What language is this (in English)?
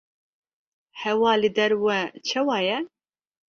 Kurdish